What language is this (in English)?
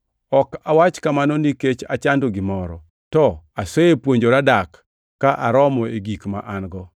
Luo (Kenya and Tanzania)